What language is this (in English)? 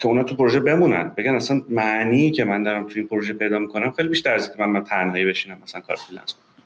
Persian